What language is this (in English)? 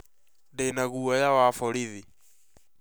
Kikuyu